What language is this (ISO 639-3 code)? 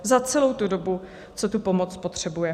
ces